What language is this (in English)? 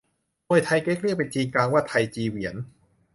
Thai